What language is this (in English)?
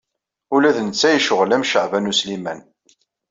Kabyle